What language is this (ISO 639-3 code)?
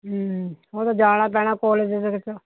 pan